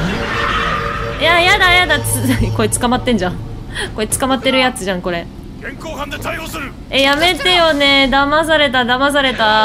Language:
Japanese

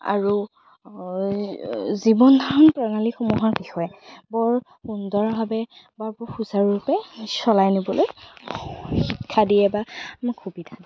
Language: Assamese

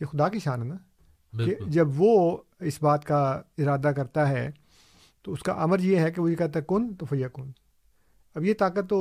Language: Urdu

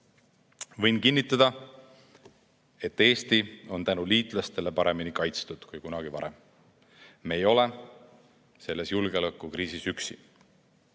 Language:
Estonian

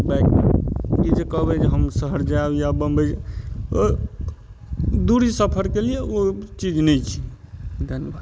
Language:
Maithili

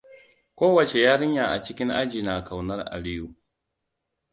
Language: Hausa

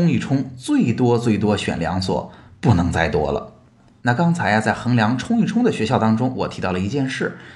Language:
Chinese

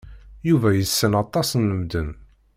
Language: Kabyle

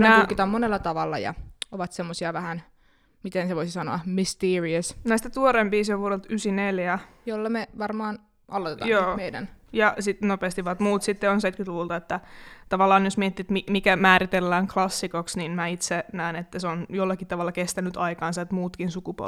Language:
Finnish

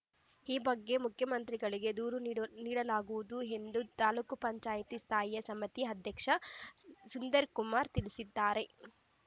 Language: Kannada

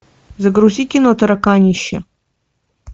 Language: Russian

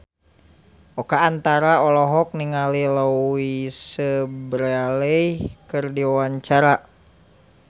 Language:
Sundanese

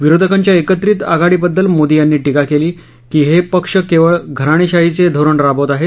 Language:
Marathi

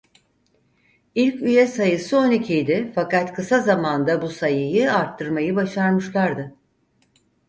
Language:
Turkish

